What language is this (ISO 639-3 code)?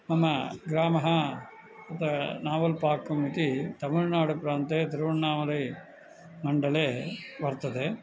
san